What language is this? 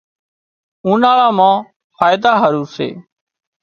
Wadiyara Koli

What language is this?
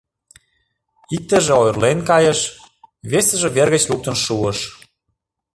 Mari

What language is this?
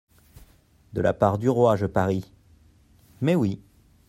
French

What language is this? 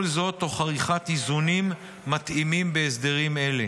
Hebrew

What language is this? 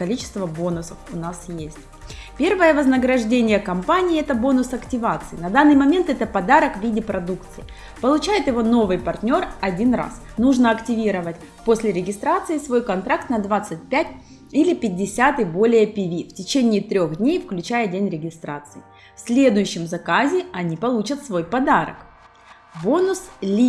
Russian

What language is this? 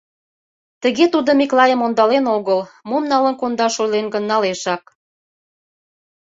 Mari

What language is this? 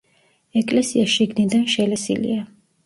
Georgian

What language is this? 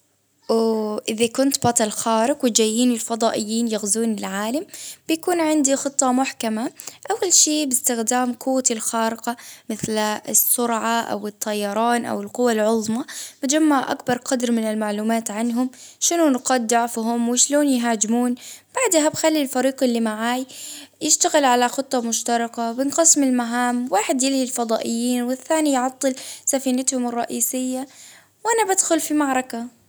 Baharna Arabic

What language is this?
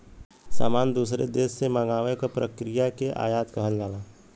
Bhojpuri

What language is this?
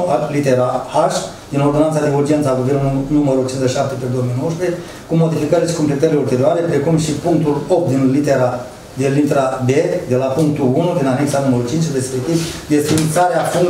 Romanian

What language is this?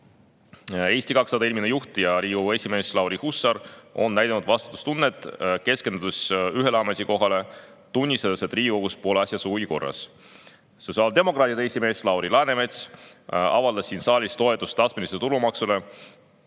Estonian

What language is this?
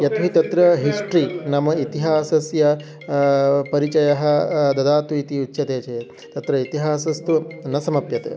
Sanskrit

